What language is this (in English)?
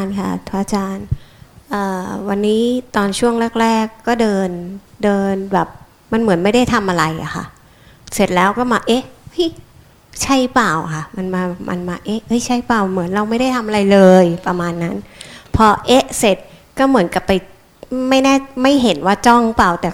Thai